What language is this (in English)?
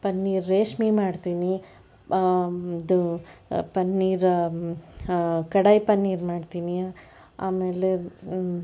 Kannada